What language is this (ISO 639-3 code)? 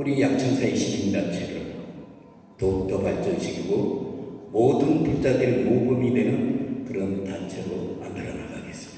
kor